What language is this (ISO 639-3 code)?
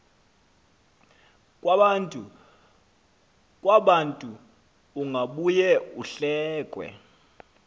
xho